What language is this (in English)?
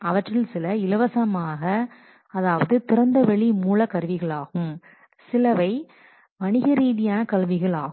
Tamil